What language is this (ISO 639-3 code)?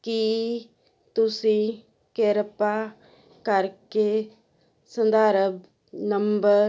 pan